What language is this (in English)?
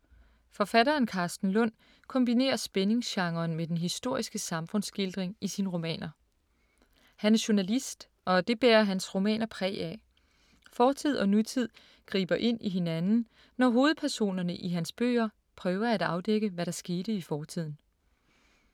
Danish